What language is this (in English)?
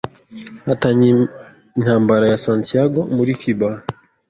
Kinyarwanda